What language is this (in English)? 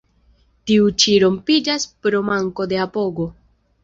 Esperanto